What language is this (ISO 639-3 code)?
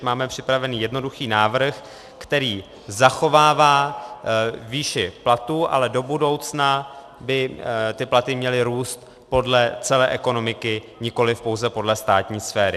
ces